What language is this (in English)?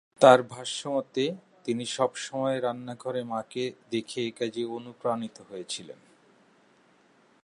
Bangla